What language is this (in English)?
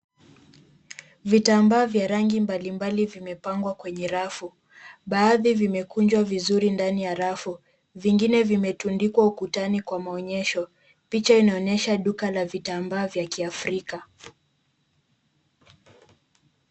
Swahili